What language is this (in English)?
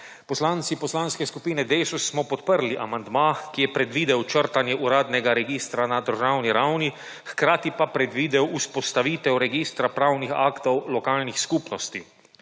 Slovenian